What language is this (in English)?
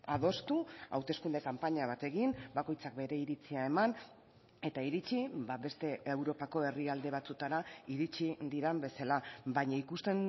Basque